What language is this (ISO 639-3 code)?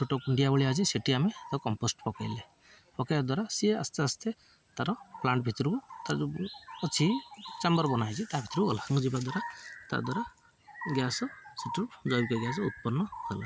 ori